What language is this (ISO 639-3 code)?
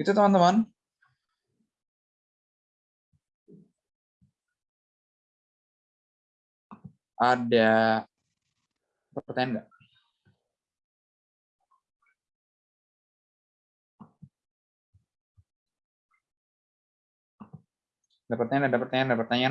ind